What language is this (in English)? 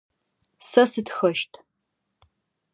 Adyghe